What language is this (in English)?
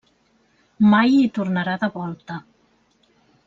Catalan